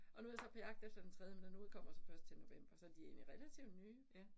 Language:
Danish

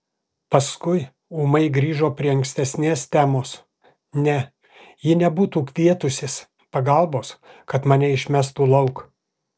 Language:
Lithuanian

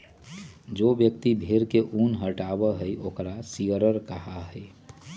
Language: Magahi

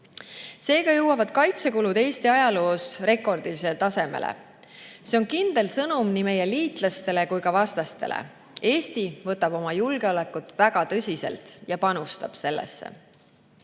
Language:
Estonian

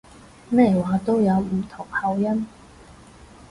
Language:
Cantonese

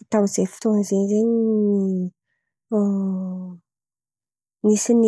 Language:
Antankarana Malagasy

